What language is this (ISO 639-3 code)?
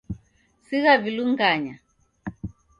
dav